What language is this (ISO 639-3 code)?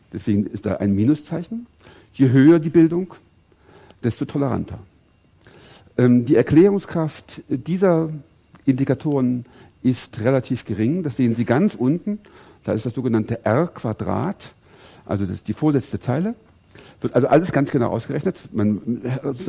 deu